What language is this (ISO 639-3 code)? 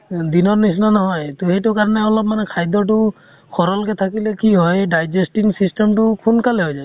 asm